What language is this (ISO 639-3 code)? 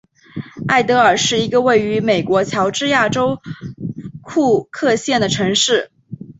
zho